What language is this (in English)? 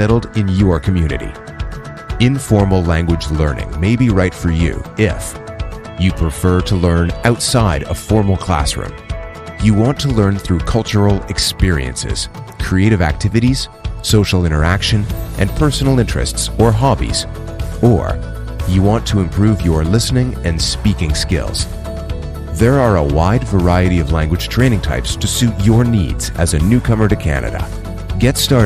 Persian